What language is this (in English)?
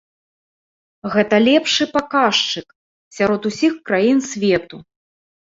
Belarusian